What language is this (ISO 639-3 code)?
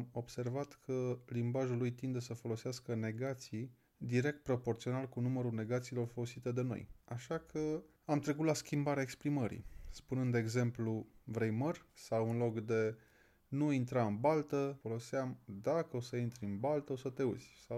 ron